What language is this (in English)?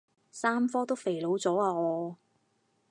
Cantonese